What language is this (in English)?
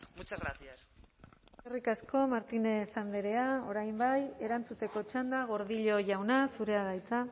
Basque